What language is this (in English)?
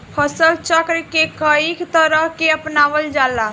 Bhojpuri